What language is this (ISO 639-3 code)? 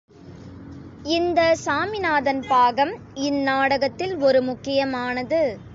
tam